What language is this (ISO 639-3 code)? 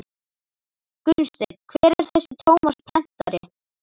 isl